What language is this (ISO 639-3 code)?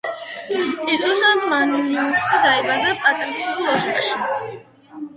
kat